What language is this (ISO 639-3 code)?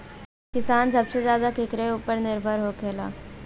bho